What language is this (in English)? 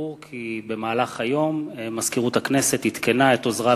Hebrew